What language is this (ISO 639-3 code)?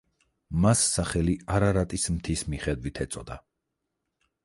kat